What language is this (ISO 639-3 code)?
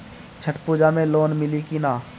bho